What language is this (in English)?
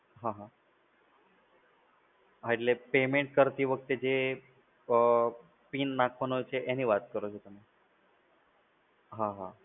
Gujarati